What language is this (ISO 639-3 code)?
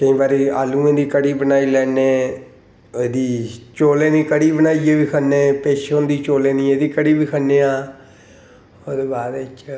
doi